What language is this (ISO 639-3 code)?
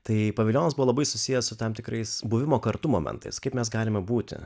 lit